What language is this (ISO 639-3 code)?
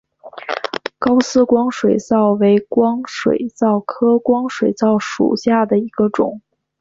zho